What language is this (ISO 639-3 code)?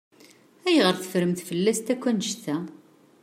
kab